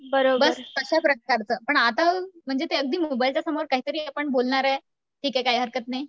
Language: Marathi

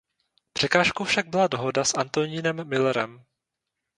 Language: Czech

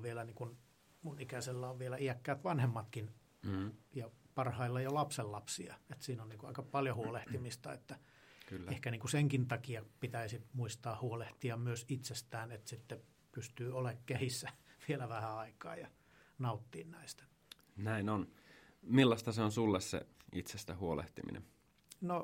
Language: Finnish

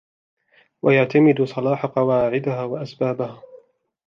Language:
Arabic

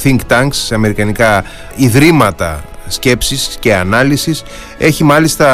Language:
Greek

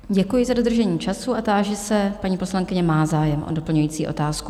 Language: Czech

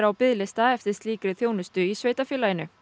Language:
Icelandic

